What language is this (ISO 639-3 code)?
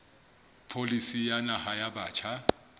sot